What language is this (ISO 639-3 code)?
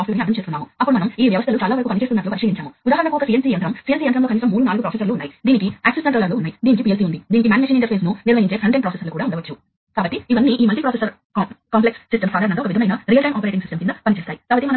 tel